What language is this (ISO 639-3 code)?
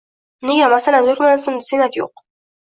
uzb